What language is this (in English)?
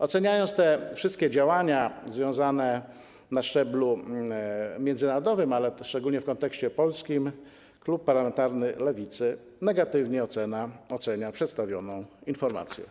Polish